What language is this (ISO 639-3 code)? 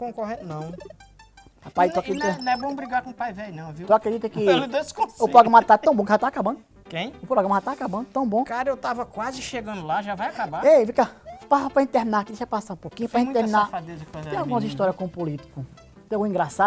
por